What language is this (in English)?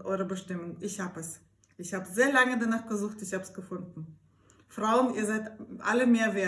German